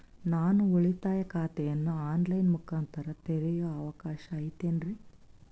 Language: Kannada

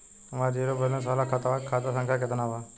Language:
Bhojpuri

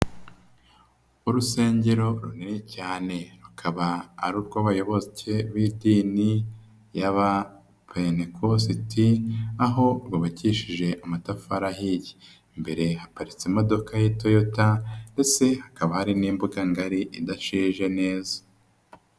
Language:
Kinyarwanda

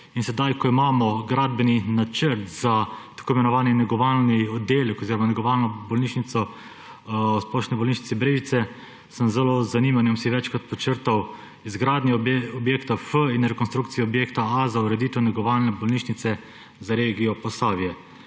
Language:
Slovenian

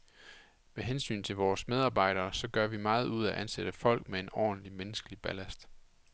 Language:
Danish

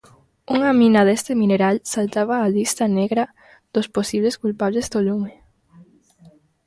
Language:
Galician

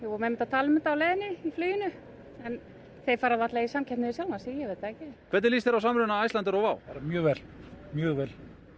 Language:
Icelandic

